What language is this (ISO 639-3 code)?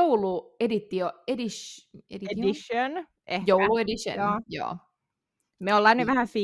fin